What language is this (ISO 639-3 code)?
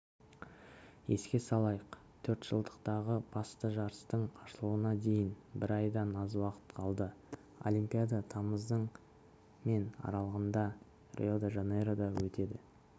kaz